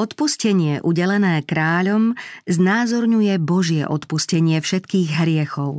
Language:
Slovak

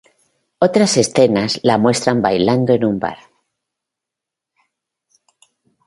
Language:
Spanish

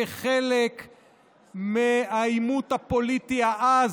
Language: Hebrew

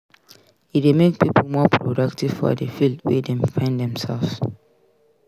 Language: Nigerian Pidgin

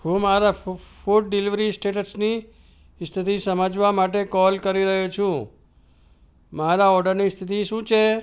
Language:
Gujarati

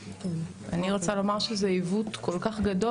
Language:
Hebrew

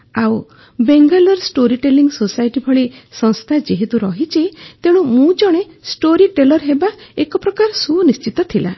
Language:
Odia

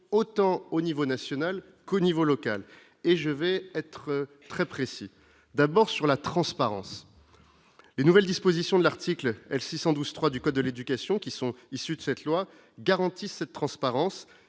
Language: French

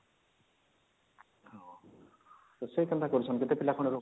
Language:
Odia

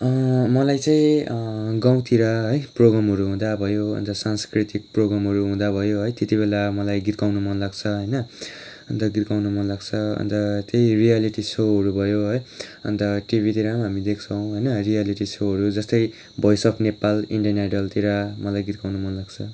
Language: Nepali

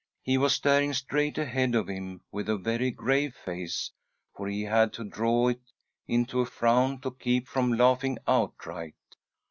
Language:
English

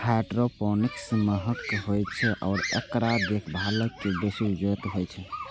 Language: Maithili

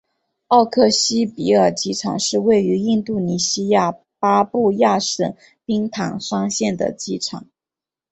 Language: Chinese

